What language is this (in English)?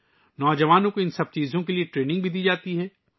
Urdu